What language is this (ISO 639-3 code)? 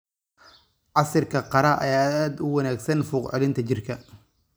som